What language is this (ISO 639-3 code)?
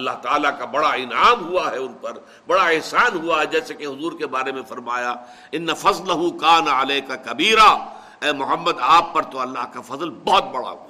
urd